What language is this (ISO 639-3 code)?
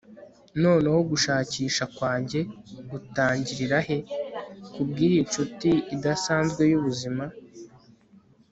kin